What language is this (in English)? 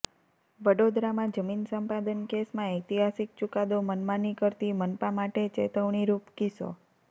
Gujarati